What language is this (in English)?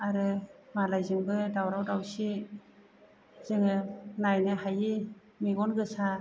Bodo